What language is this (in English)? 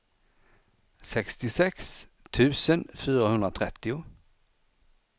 Swedish